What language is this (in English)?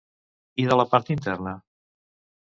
Catalan